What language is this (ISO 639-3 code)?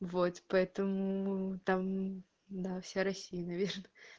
rus